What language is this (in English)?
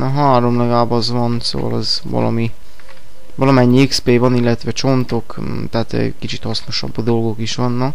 Hungarian